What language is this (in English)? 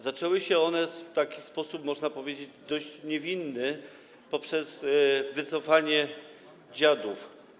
Polish